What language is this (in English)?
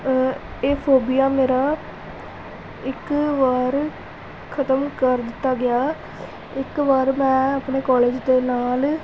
Punjabi